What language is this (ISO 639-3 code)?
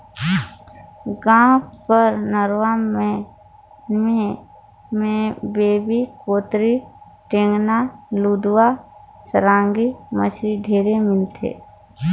hne